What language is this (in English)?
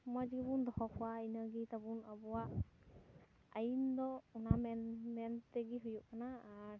Santali